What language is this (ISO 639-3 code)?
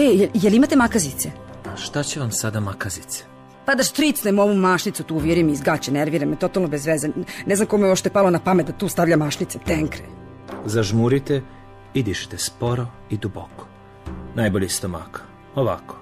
hrv